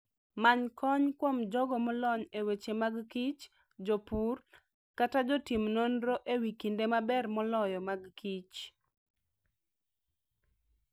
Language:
Luo (Kenya and Tanzania)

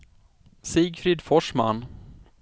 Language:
Swedish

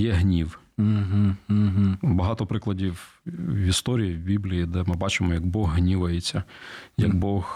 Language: Ukrainian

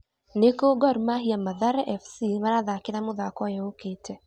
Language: Kikuyu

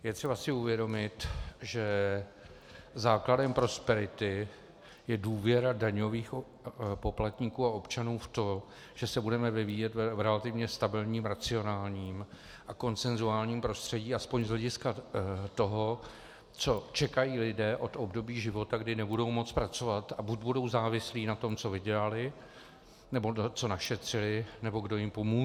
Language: Czech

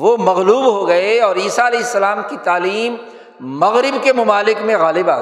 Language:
Urdu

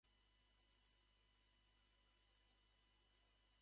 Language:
Japanese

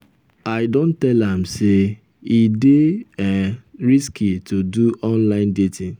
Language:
Nigerian Pidgin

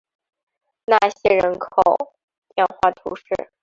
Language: Chinese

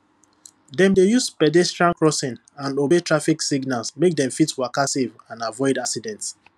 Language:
Nigerian Pidgin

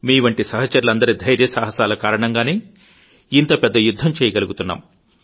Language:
Telugu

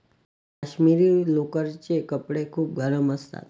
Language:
Marathi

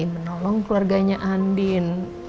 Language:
Indonesian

